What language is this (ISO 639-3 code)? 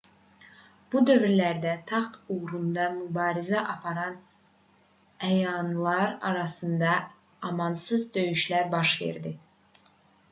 aze